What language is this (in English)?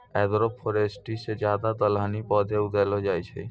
Maithili